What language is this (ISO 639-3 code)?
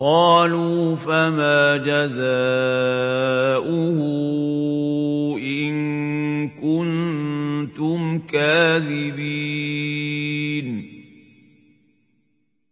ara